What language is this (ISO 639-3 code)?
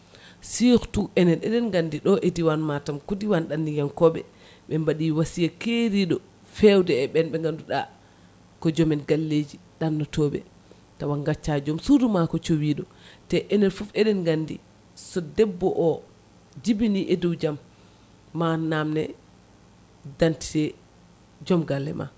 ful